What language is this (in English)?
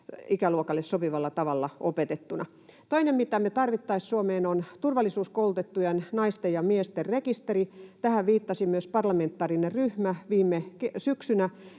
Finnish